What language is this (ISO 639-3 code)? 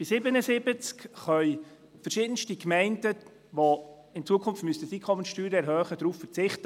gsw